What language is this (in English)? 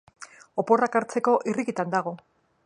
Basque